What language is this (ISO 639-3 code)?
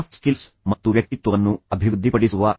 kan